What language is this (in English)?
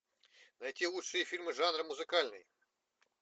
Russian